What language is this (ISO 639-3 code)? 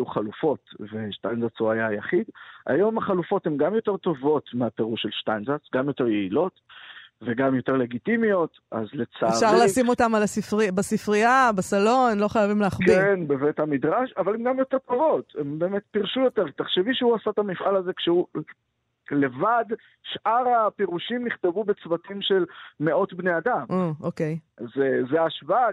heb